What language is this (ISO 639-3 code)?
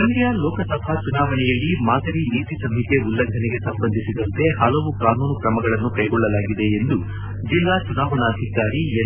kan